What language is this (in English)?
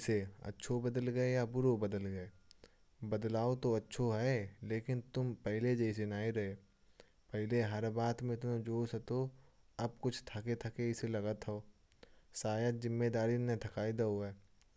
Kanauji